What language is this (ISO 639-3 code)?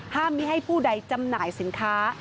tha